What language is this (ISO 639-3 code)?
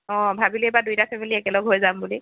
asm